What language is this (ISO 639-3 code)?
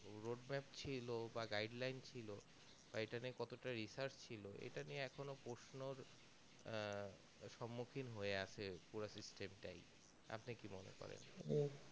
ben